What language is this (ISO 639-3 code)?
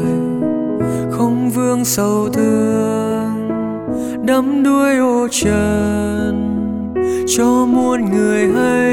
vie